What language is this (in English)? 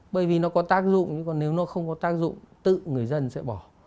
Vietnamese